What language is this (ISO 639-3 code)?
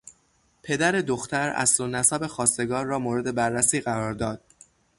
fas